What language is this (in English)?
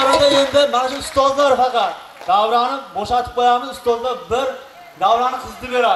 Turkish